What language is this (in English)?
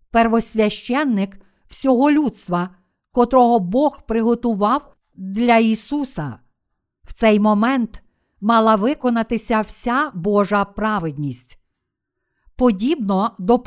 Ukrainian